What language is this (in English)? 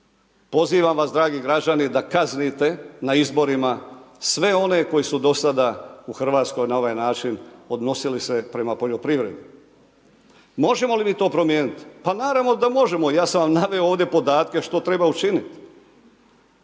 Croatian